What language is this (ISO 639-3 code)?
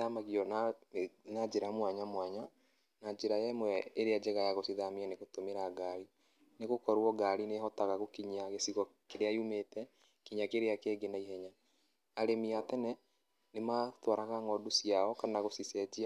kik